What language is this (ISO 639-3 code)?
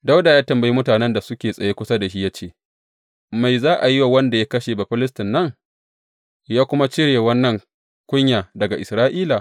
hau